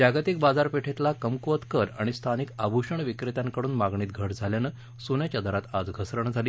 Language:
Marathi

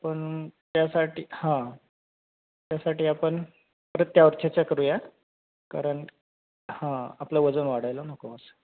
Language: Marathi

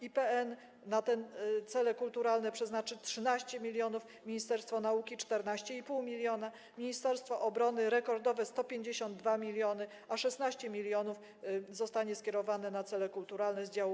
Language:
Polish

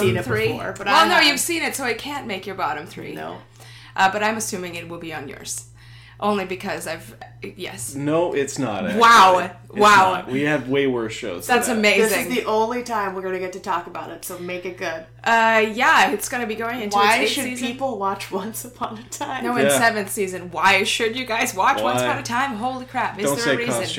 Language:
English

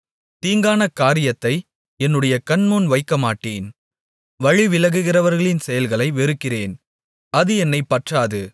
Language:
Tamil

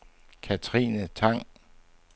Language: Danish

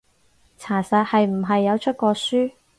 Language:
Cantonese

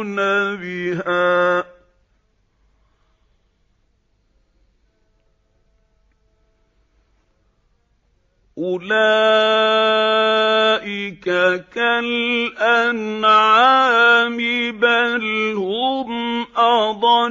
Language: Arabic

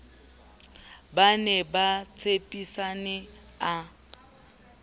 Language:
Southern Sotho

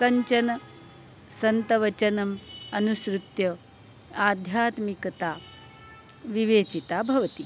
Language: Sanskrit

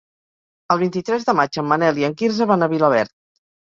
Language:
Catalan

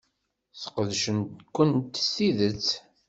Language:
Kabyle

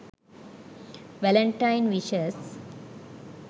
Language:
Sinhala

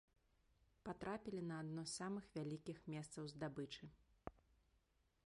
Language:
Belarusian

